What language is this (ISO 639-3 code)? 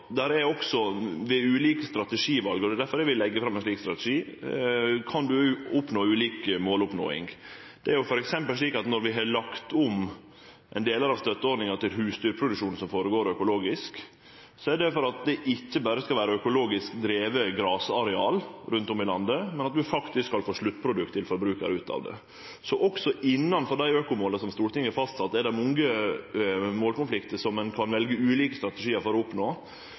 nno